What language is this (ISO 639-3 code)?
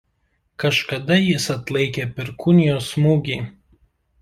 lit